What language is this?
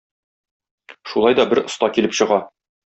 Tatar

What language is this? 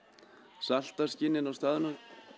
Icelandic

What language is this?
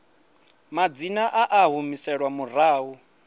Venda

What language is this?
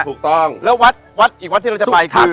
Thai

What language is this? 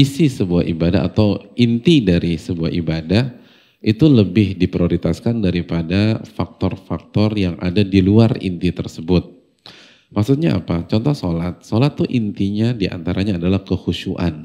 Indonesian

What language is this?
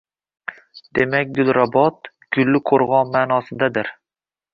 Uzbek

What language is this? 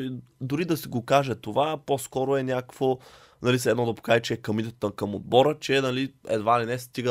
Bulgarian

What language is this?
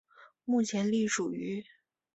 Chinese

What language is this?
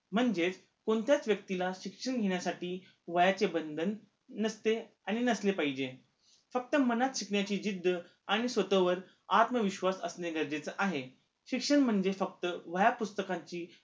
Marathi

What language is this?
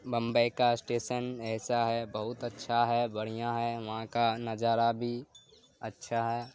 Urdu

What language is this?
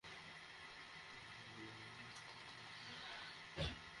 Bangla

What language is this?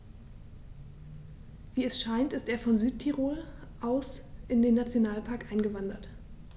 German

